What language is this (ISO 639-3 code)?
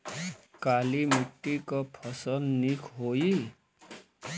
bho